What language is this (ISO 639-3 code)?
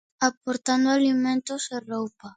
glg